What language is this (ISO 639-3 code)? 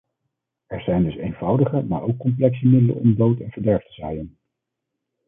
nld